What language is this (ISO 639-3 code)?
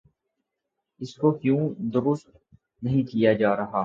urd